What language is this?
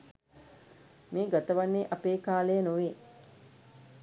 Sinhala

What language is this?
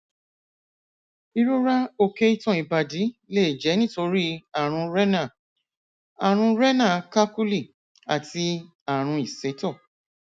Yoruba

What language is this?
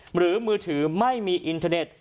Thai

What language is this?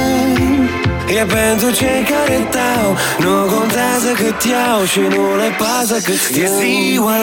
Romanian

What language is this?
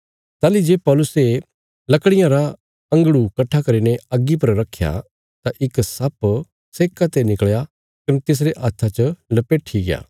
Bilaspuri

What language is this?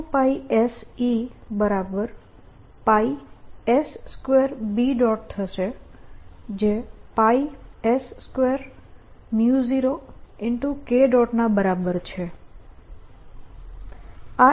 Gujarati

